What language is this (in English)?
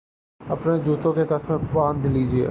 Urdu